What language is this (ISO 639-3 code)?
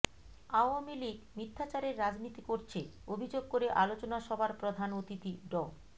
ben